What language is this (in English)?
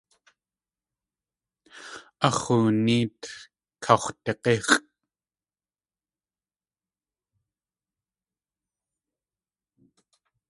Tlingit